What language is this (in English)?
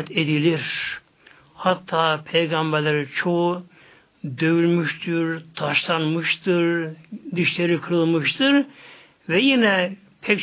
Turkish